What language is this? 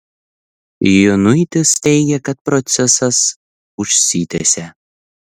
Lithuanian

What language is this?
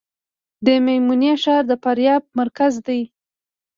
Pashto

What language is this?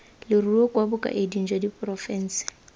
Tswana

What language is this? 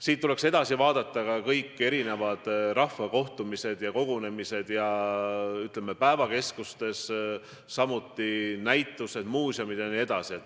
Estonian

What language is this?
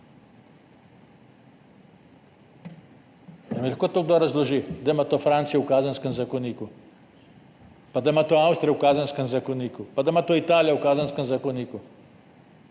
Slovenian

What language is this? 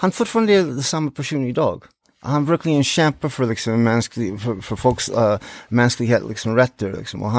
Swedish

